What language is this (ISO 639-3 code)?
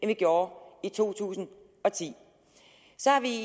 dan